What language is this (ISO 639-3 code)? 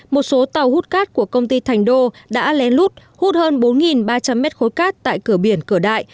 vie